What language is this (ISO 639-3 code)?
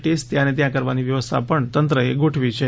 guj